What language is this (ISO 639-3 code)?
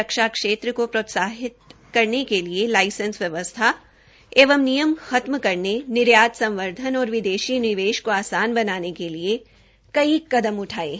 hin